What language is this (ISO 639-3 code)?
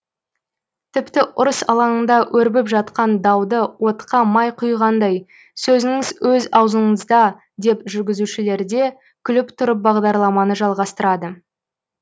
kaz